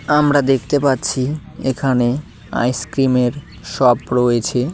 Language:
Bangla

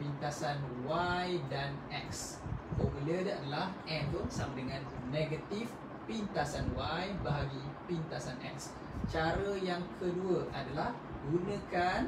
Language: Malay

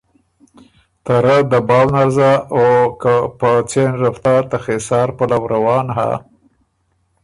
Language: Ormuri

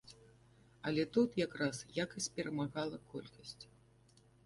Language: Belarusian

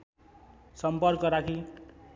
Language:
Nepali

